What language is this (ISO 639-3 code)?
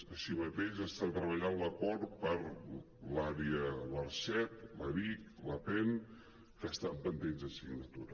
cat